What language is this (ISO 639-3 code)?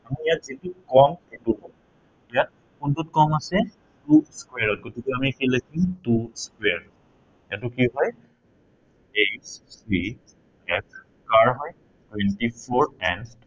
asm